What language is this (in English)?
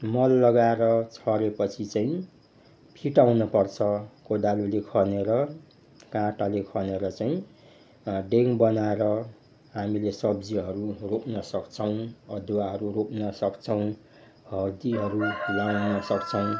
Nepali